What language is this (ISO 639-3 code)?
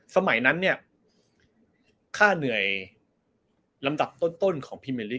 tha